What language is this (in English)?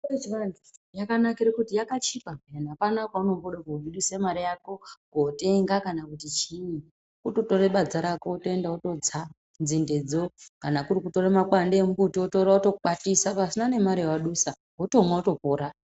Ndau